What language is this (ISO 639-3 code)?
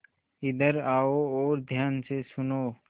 hin